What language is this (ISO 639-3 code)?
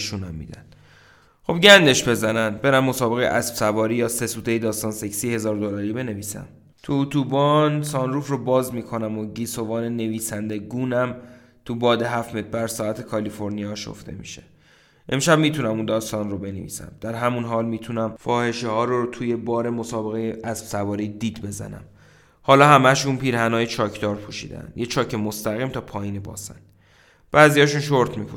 fas